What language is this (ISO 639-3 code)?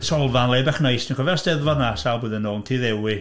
cym